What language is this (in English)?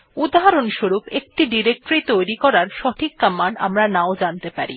Bangla